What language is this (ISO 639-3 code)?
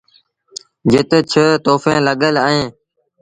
sbn